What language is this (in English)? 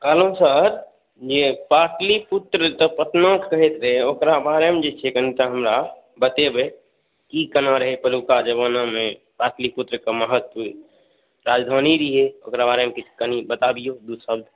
Maithili